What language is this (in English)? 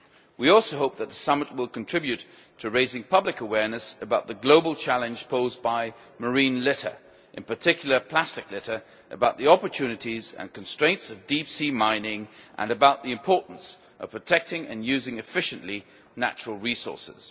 English